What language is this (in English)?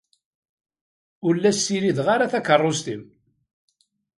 Kabyle